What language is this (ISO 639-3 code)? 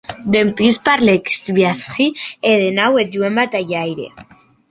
oci